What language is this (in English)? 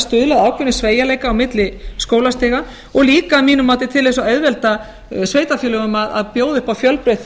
Icelandic